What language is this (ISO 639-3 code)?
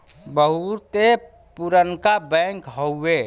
bho